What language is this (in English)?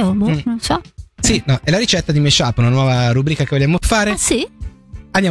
Italian